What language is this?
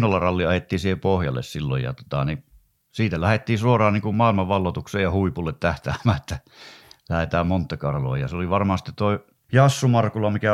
Finnish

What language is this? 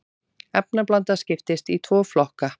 Icelandic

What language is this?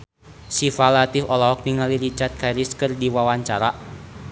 Sundanese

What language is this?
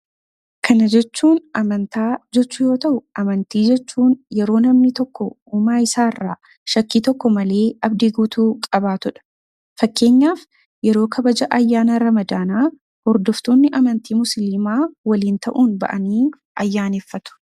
Oromo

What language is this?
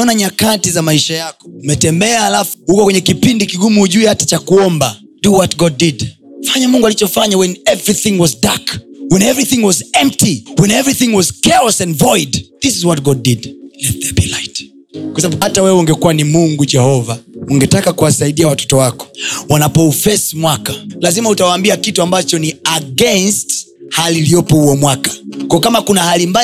Swahili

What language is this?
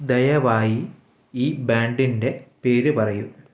Malayalam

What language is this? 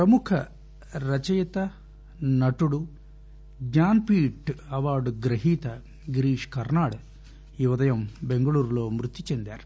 Telugu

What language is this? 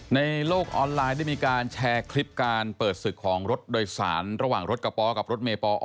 Thai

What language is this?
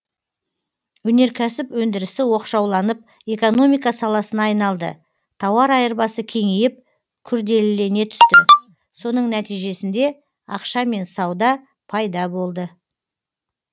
Kazakh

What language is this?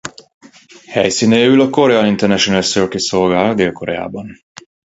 Hungarian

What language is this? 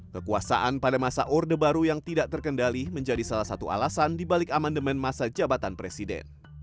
Indonesian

